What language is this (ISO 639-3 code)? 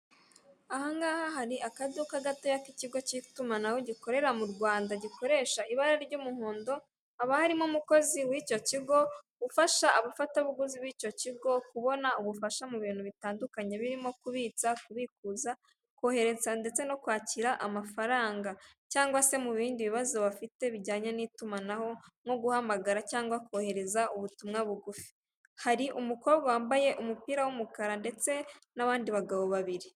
kin